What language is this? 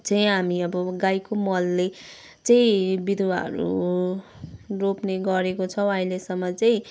Nepali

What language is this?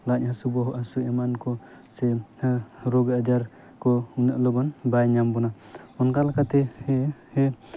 Santali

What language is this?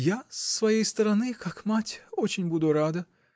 Russian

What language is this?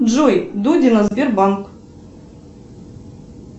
Russian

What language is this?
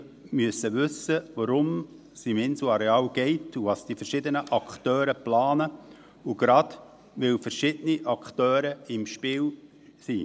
Swiss German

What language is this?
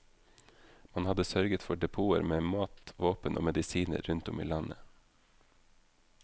Norwegian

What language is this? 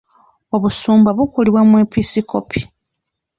Ganda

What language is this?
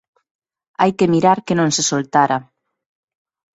Galician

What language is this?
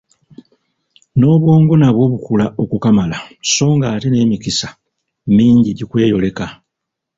Ganda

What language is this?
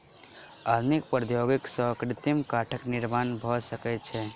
Maithili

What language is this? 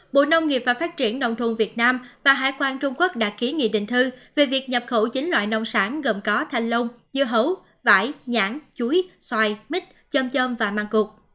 Vietnamese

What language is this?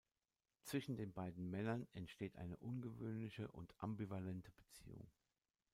German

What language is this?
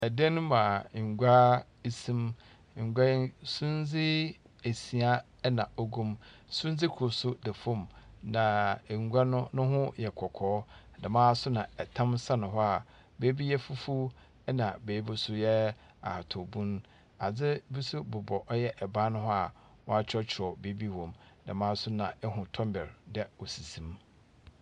Akan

